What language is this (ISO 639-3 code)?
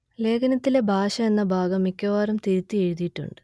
mal